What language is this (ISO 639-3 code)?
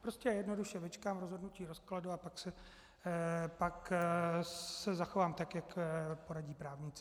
ces